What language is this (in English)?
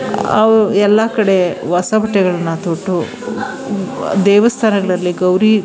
Kannada